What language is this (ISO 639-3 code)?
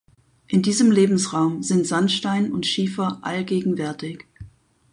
deu